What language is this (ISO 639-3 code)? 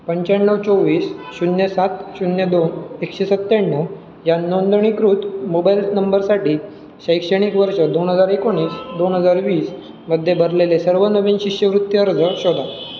mar